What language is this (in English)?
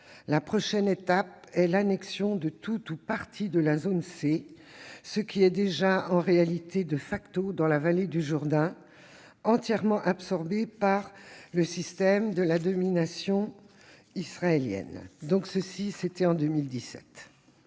French